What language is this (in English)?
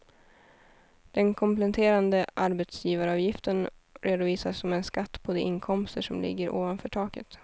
Swedish